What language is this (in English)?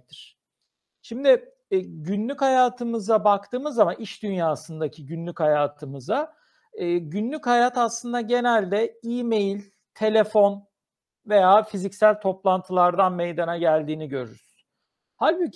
Turkish